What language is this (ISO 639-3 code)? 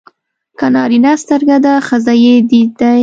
pus